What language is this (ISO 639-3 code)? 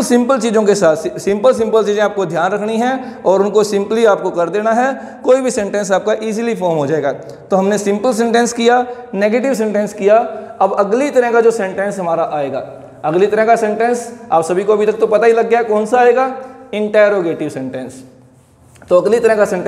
hin